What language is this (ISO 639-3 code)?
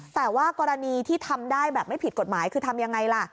tha